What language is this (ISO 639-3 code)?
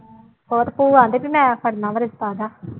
pan